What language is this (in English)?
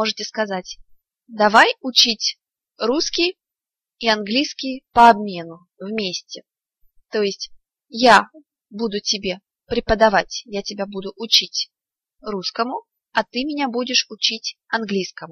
Russian